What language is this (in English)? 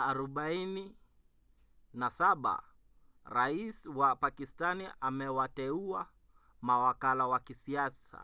Swahili